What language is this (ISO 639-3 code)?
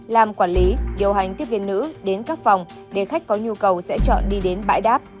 vie